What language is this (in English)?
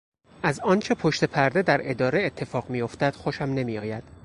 Persian